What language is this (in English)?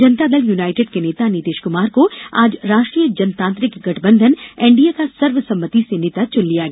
Hindi